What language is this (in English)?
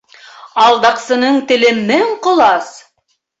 Bashkir